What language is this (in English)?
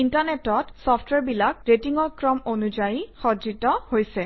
Assamese